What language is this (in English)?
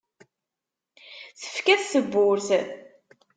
Kabyle